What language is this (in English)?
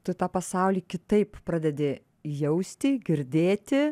Lithuanian